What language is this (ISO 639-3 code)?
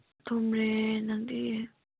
mni